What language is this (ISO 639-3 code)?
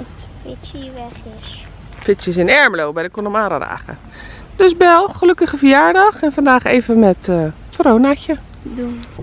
nld